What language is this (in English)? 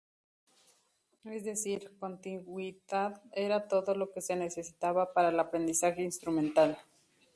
Spanish